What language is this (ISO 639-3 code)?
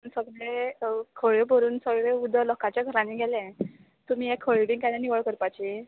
kok